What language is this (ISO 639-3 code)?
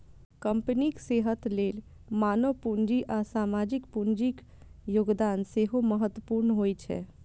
mai